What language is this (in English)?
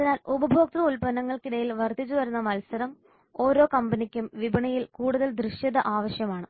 Malayalam